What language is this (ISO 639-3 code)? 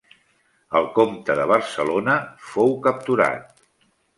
cat